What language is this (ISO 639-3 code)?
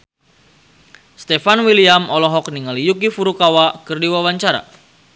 sun